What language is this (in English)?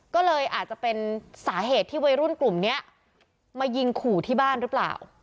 Thai